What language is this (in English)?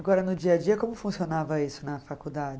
Portuguese